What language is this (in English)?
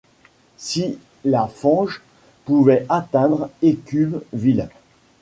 French